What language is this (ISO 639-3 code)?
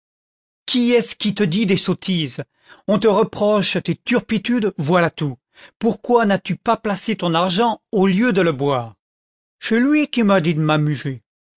fra